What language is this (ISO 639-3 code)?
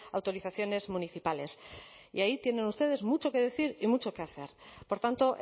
spa